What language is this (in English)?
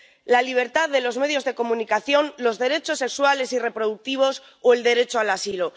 Spanish